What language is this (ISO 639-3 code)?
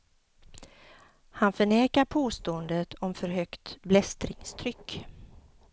swe